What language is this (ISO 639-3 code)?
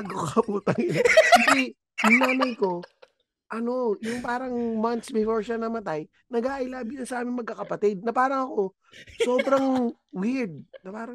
fil